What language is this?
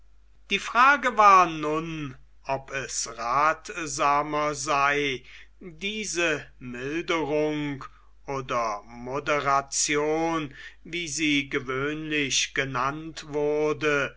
German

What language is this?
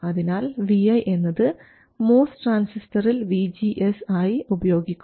Malayalam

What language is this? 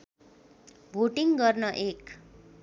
Nepali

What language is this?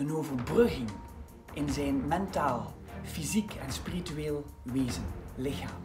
Dutch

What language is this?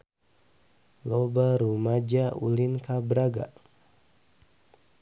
Sundanese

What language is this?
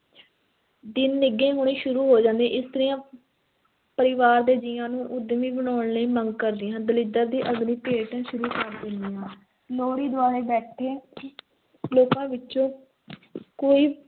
Punjabi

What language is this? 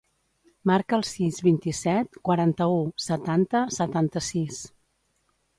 Catalan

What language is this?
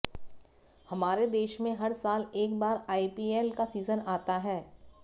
Hindi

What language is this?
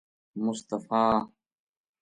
Gujari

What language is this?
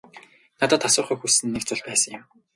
Mongolian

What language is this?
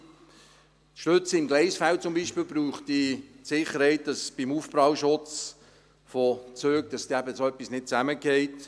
Swiss German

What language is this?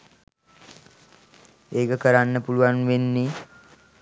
Sinhala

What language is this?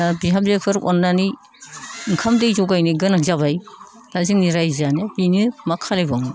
Bodo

